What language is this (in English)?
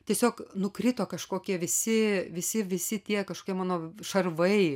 Lithuanian